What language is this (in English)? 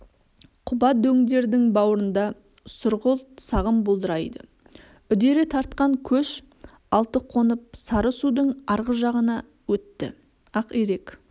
Kazakh